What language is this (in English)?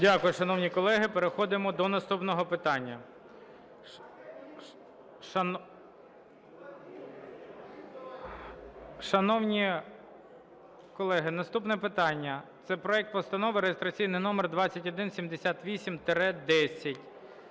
Ukrainian